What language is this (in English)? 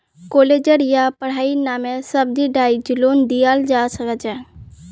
Magahi